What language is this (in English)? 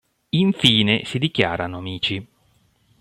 Italian